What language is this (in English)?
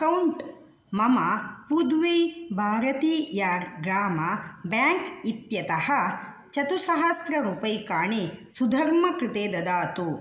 Sanskrit